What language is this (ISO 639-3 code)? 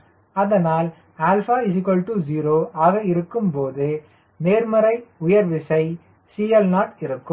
tam